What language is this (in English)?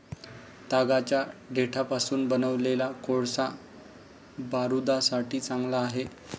Marathi